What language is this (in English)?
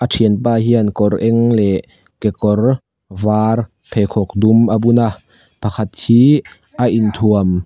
Mizo